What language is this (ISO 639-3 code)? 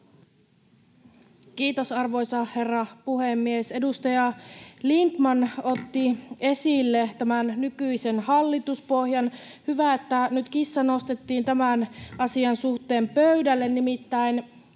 fin